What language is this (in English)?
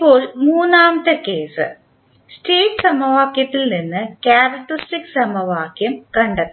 Malayalam